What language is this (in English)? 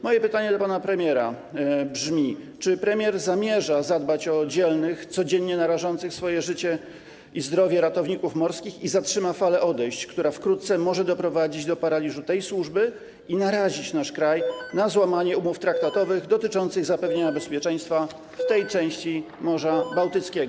Polish